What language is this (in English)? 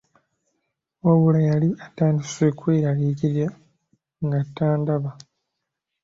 Ganda